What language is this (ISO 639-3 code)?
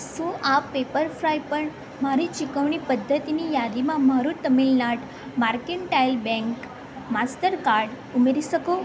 guj